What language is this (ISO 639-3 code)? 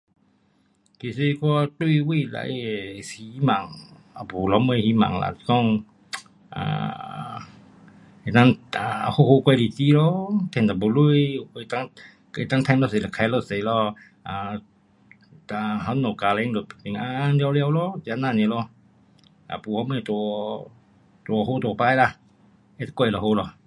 cpx